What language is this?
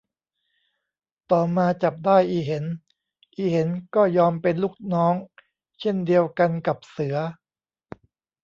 Thai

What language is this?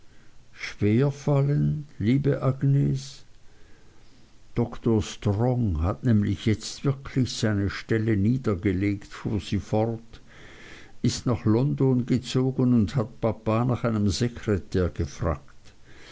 German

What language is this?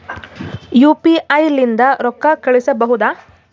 Kannada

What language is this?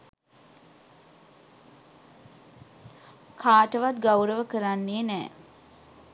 Sinhala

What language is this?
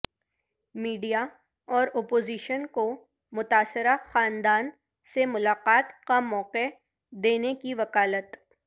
Urdu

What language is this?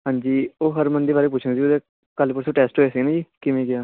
Punjabi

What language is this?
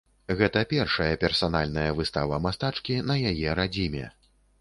Belarusian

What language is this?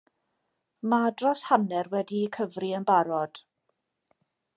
Welsh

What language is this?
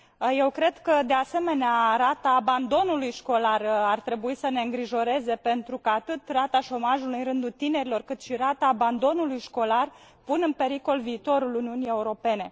Romanian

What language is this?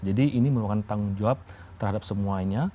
Indonesian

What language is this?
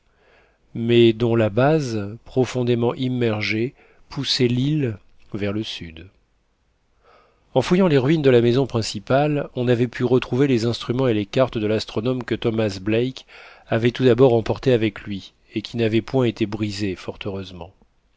French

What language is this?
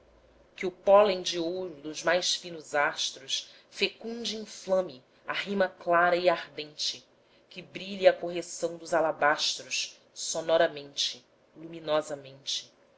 Portuguese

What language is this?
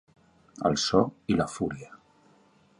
Catalan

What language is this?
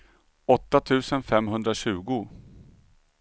Swedish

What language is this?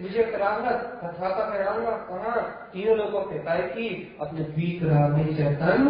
Hindi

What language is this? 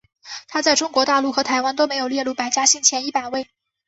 Chinese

